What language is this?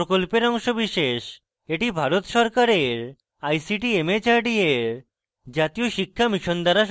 Bangla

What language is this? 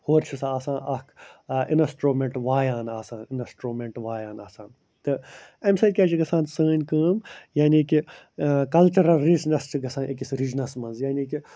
Kashmiri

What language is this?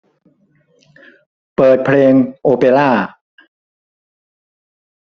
Thai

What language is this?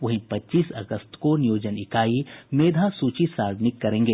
Hindi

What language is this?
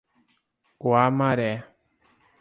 Portuguese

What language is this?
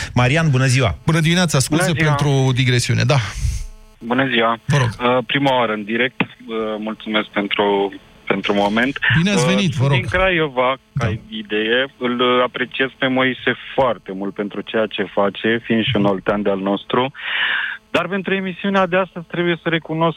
Romanian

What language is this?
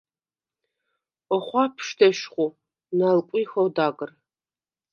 Svan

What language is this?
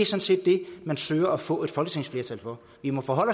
Danish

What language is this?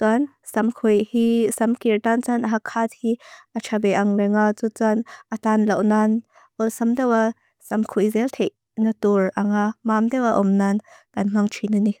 Mizo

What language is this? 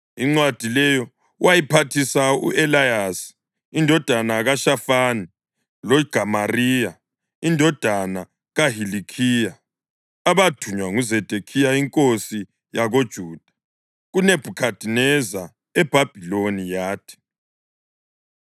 North Ndebele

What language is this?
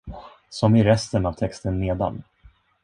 Swedish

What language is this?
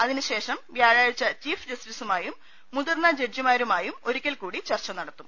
Malayalam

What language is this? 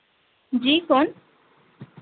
Dogri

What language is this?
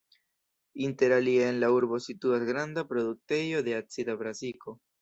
Esperanto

